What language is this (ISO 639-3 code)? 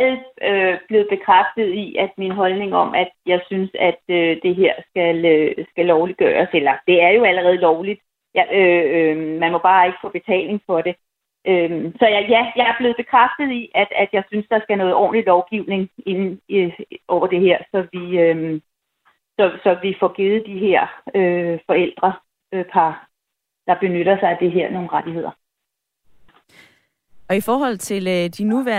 dan